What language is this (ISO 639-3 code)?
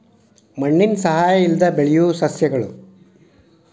kan